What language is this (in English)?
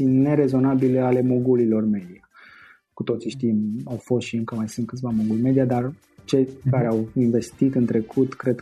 Romanian